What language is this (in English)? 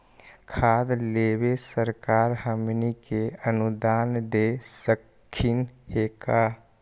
Magahi